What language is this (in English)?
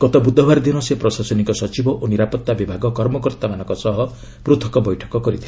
Odia